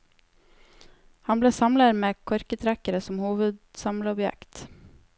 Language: Norwegian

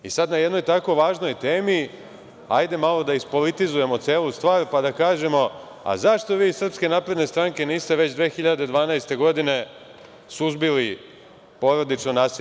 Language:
Serbian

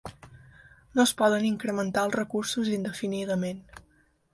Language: Catalan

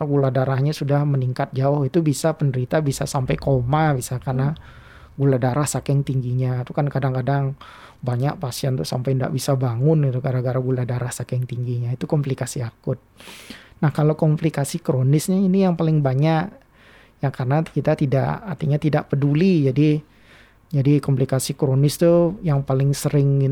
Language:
Indonesian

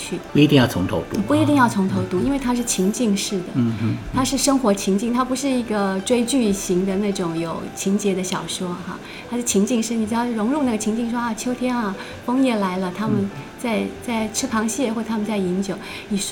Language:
Chinese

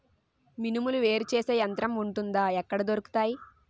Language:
Telugu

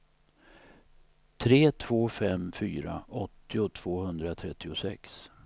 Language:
Swedish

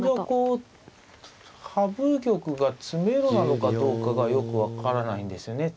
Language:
Japanese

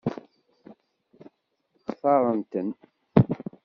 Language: Kabyle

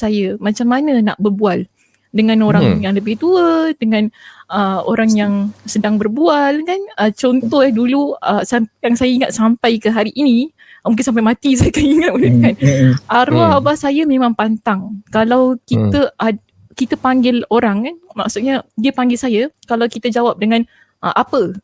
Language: Malay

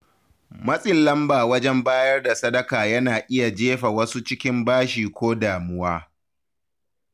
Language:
Hausa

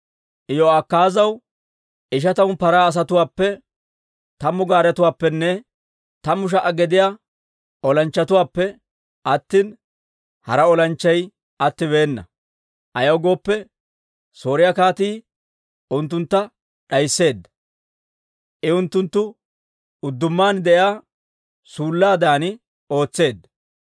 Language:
Dawro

